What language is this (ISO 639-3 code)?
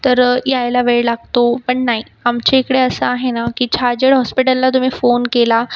mar